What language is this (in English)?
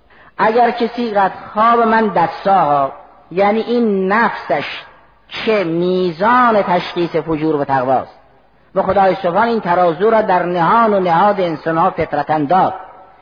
Persian